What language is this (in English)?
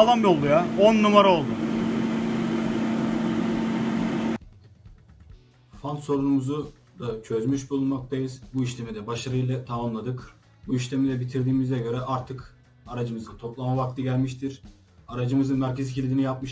Turkish